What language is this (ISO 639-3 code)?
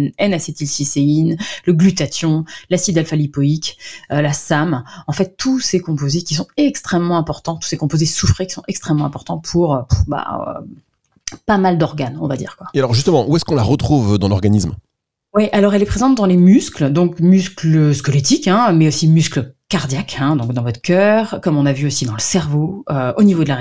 fra